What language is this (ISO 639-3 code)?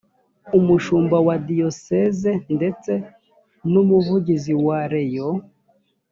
kin